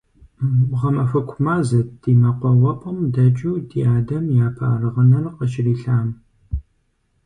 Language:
Kabardian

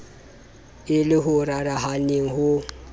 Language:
Southern Sotho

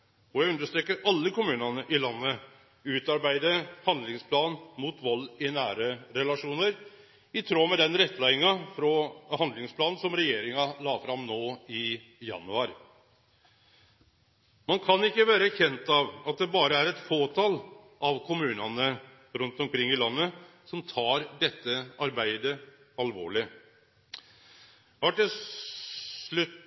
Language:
Norwegian Nynorsk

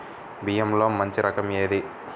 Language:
Telugu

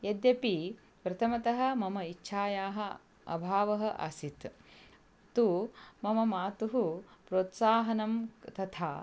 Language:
Sanskrit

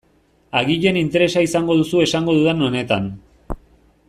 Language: Basque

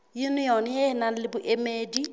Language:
Southern Sotho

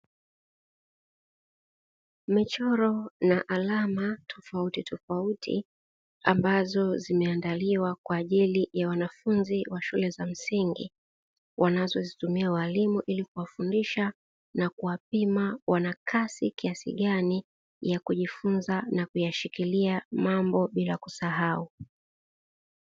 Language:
Swahili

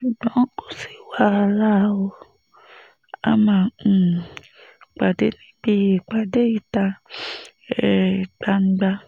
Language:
Yoruba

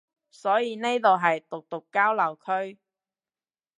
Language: Cantonese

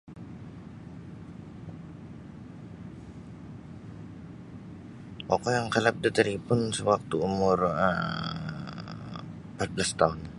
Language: Sabah Bisaya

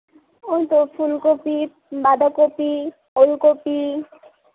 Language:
Bangla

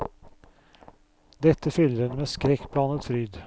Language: Norwegian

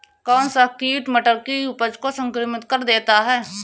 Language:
Hindi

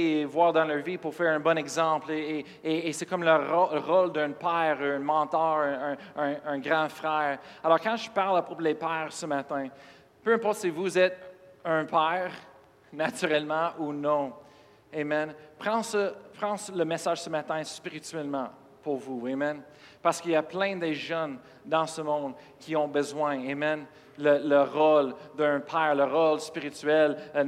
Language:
French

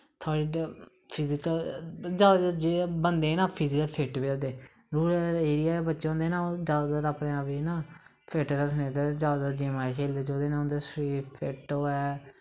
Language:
Dogri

